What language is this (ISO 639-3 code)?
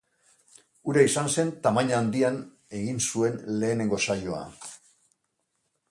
eus